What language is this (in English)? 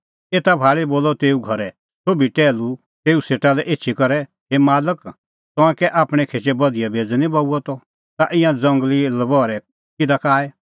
Kullu Pahari